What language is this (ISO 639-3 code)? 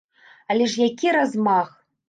bel